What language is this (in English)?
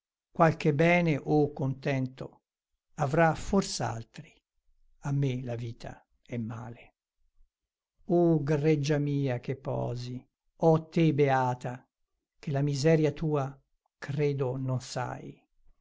Italian